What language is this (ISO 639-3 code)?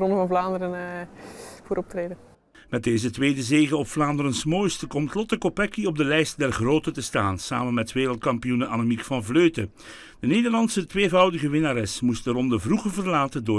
nld